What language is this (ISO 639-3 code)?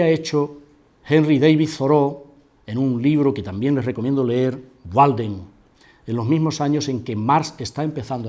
spa